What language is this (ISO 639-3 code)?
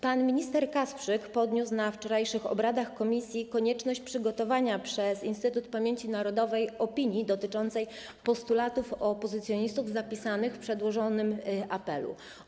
pol